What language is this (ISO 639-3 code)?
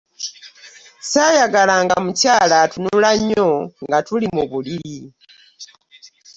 lug